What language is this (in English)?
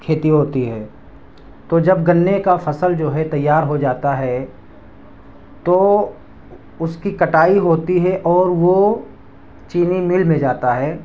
Urdu